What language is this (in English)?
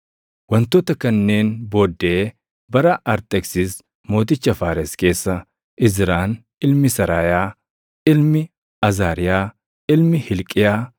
Oromo